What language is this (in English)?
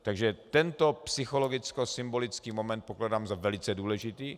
Czech